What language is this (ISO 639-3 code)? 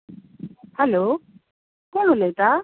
kok